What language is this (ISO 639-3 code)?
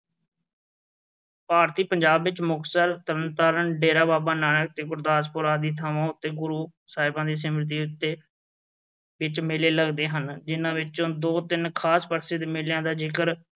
pan